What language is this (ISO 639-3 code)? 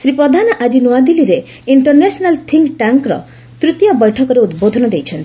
ori